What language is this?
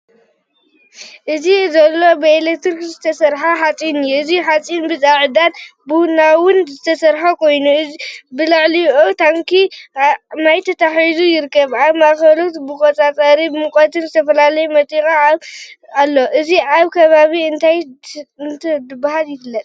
Tigrinya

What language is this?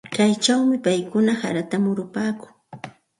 Santa Ana de Tusi Pasco Quechua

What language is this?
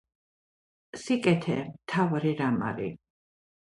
Georgian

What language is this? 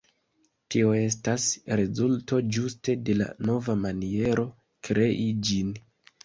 Esperanto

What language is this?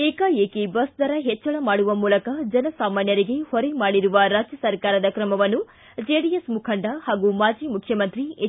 Kannada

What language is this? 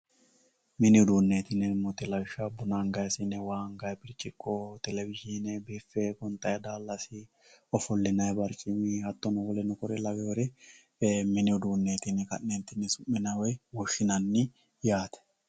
Sidamo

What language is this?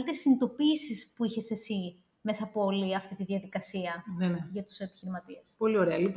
Greek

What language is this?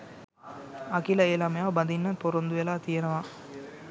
Sinhala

